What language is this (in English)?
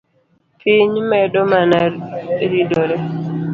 Luo (Kenya and Tanzania)